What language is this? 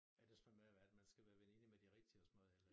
Danish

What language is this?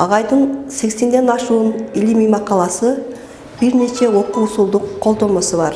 Turkish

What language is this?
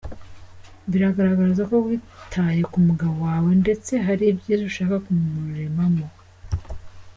Kinyarwanda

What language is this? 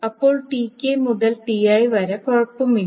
Malayalam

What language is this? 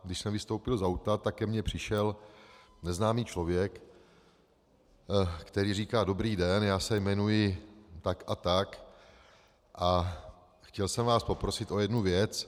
Czech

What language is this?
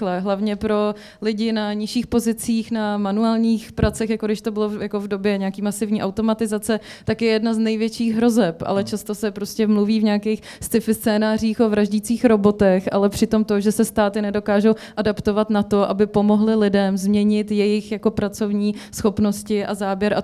Czech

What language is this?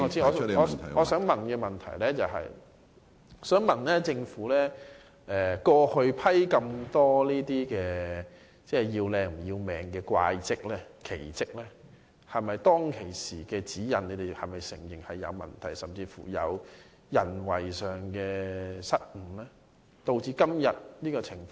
Cantonese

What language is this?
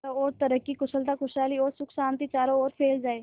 Hindi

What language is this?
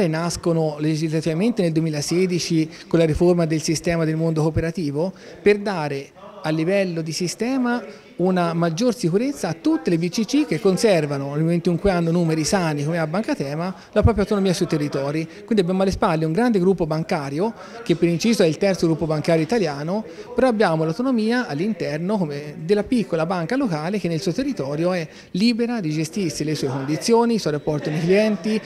Italian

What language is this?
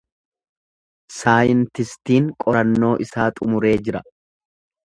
Oromo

